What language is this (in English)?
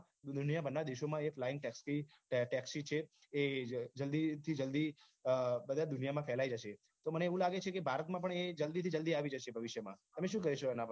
Gujarati